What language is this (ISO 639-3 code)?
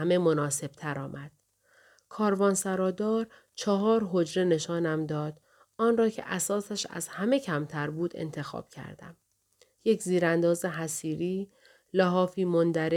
fas